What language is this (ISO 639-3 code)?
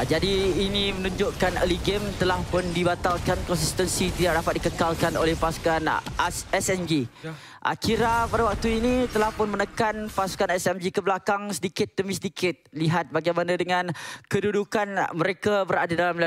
msa